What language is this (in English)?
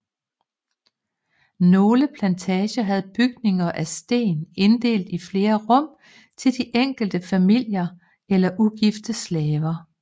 Danish